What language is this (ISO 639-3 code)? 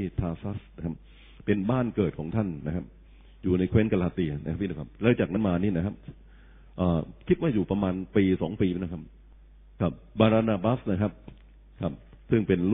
tha